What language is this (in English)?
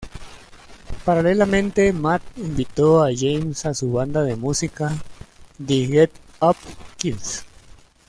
Spanish